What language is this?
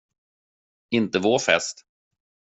Swedish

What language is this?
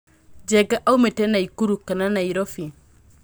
Kikuyu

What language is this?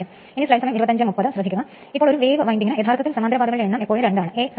Malayalam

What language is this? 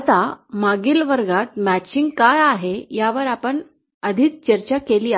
Marathi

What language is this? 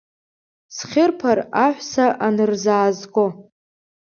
Abkhazian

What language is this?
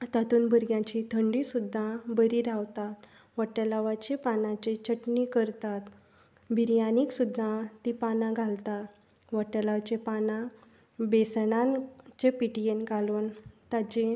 Konkani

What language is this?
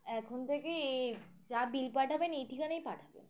Bangla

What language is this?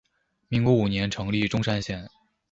Chinese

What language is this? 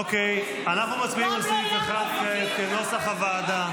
Hebrew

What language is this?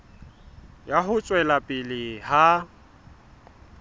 Southern Sotho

